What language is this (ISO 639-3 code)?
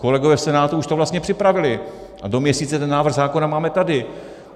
ces